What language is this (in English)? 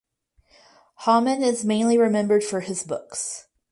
English